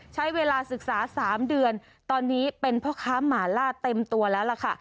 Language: Thai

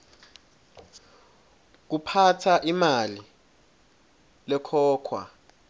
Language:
Swati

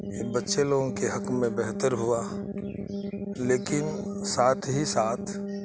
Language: Urdu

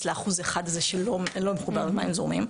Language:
Hebrew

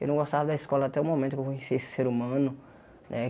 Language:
Portuguese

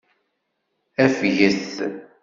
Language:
Kabyle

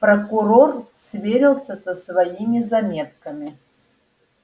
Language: Russian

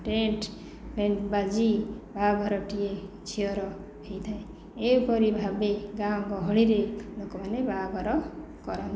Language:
Odia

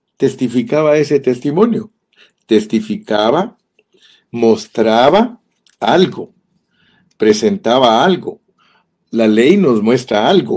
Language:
Spanish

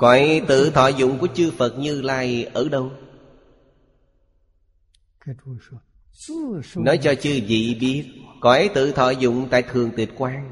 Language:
Vietnamese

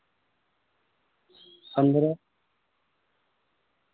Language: Urdu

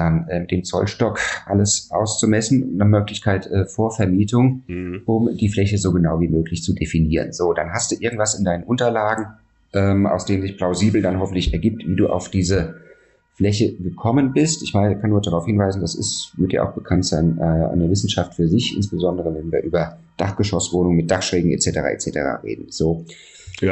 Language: German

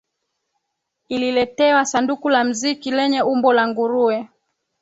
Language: Swahili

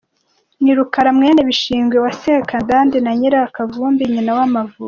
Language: Kinyarwanda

